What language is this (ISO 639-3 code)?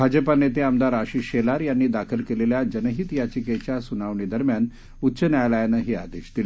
mar